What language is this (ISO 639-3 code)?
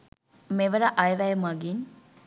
sin